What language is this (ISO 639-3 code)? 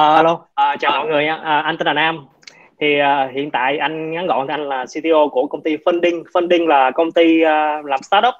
vie